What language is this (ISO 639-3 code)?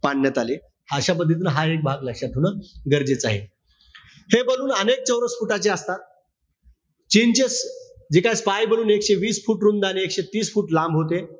mar